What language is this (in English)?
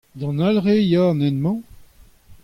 Breton